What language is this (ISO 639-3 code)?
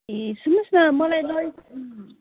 nep